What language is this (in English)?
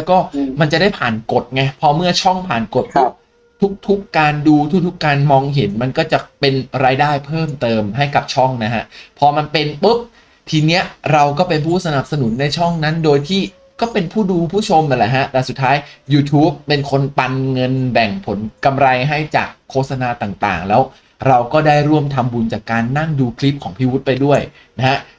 Thai